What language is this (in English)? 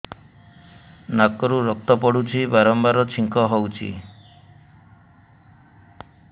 Odia